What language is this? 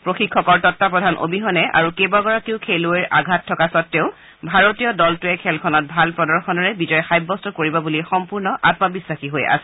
Assamese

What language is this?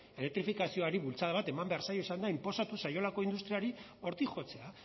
Basque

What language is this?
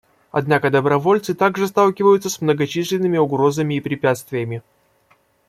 Russian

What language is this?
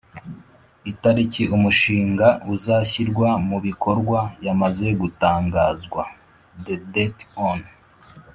Kinyarwanda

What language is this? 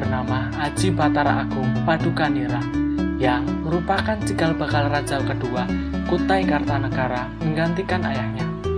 Indonesian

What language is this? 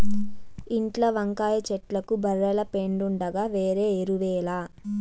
Telugu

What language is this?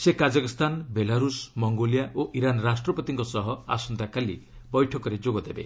Odia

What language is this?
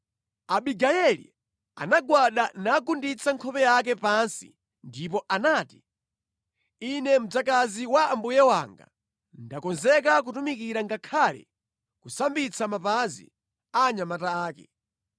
Nyanja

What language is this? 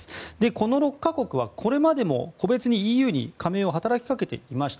Japanese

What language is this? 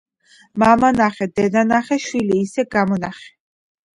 Georgian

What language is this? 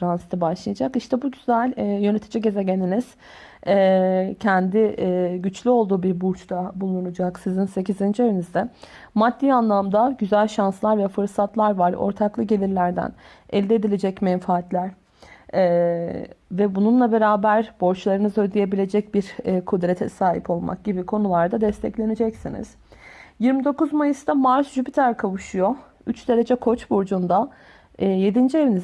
Turkish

